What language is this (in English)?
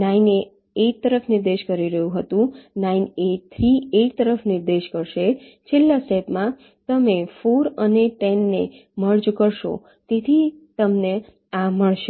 Gujarati